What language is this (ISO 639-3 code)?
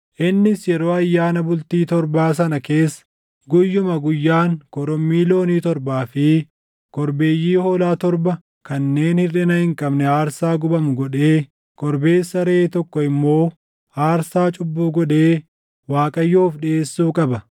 orm